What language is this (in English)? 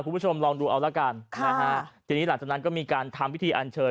Thai